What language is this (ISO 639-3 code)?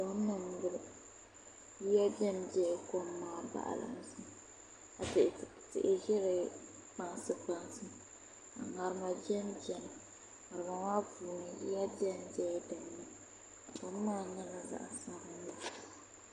dag